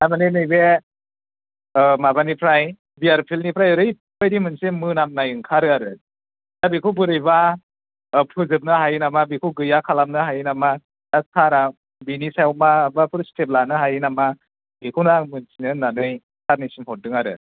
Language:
Bodo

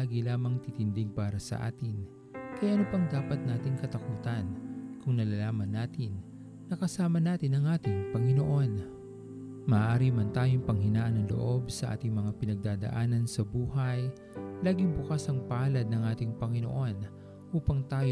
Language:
Filipino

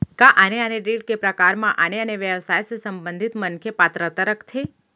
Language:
Chhattisgarhi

